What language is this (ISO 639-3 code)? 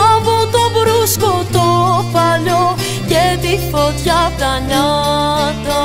ell